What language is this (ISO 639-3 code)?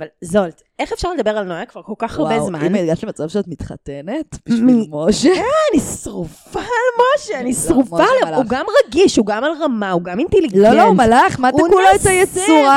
heb